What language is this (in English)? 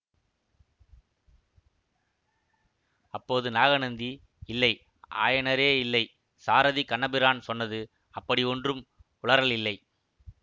Tamil